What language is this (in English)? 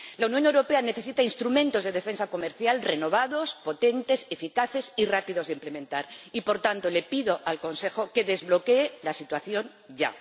Spanish